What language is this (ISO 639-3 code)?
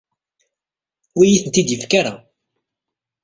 kab